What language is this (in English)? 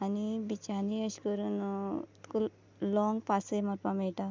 Konkani